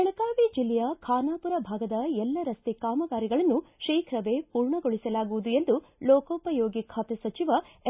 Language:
Kannada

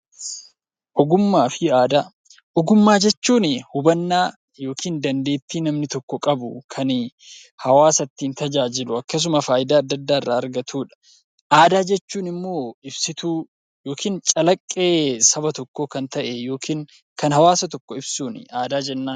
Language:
Oromo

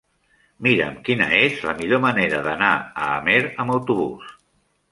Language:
Catalan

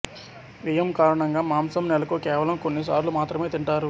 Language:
Telugu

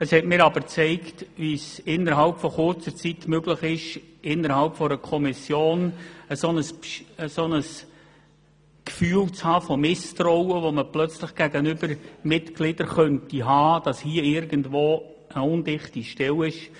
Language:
Swiss German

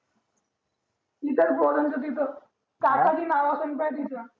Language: Marathi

